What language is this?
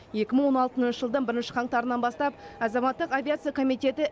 Kazakh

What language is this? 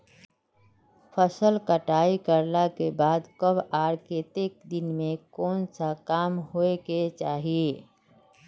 Magahi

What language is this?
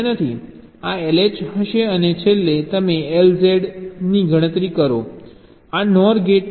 Gujarati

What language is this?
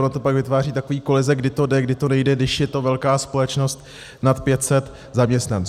Czech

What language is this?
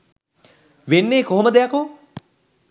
Sinhala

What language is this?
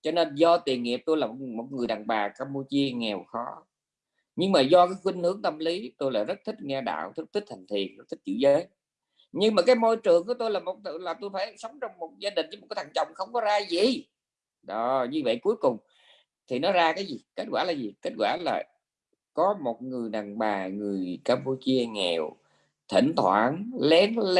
Vietnamese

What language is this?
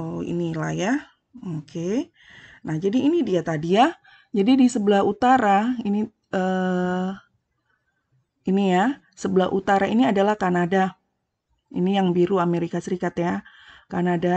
Indonesian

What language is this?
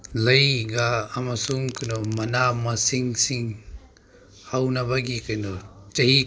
Manipuri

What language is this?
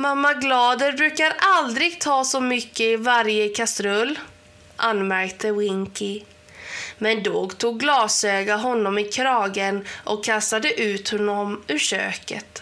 Swedish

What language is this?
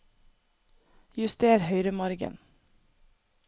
Norwegian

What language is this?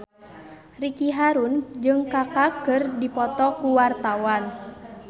Sundanese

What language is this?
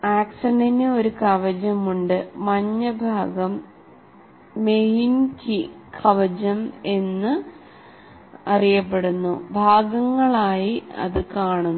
Malayalam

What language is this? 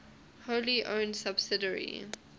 English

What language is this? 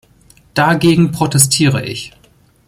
German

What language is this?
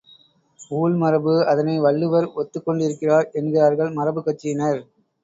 Tamil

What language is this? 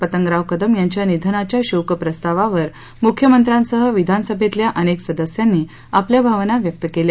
Marathi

